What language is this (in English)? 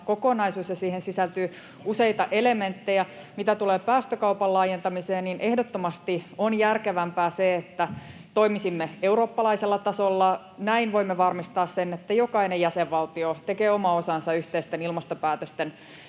Finnish